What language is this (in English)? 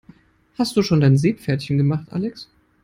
German